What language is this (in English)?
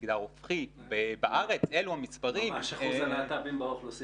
Hebrew